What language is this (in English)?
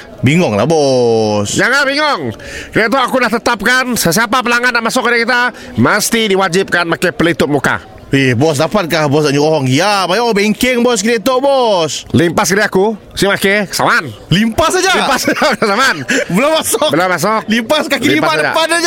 Malay